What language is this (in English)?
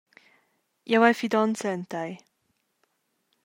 Romansh